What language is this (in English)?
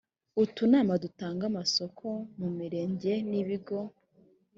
Kinyarwanda